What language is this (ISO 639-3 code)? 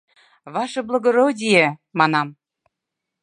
chm